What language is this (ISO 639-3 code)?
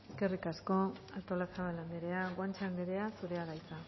eus